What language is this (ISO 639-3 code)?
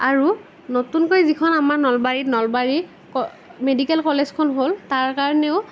asm